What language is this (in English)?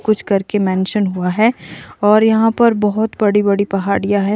Hindi